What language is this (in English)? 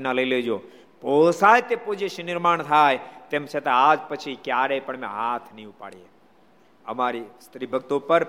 Gujarati